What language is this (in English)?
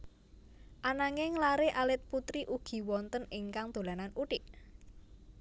Javanese